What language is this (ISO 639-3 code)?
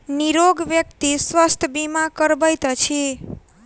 mai